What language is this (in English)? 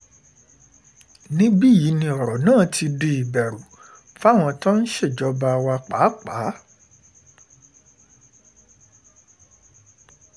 Yoruba